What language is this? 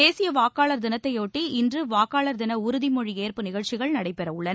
Tamil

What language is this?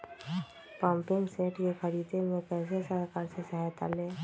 Magahi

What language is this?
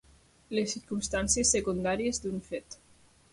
Catalan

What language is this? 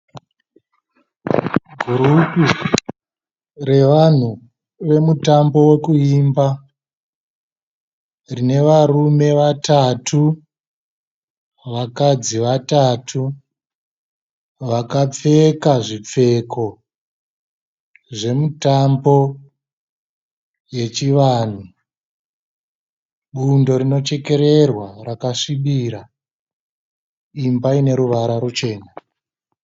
Shona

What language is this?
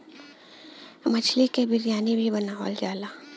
Bhojpuri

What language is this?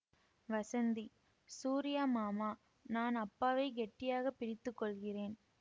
Tamil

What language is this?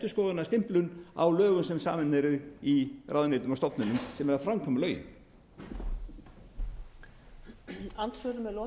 Icelandic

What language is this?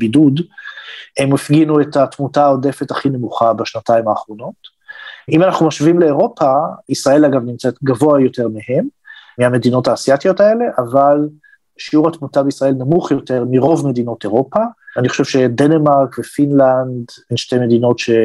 Hebrew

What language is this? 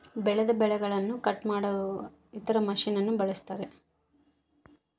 Kannada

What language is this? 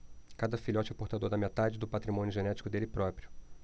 Portuguese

